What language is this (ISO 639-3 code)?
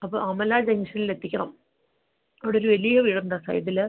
mal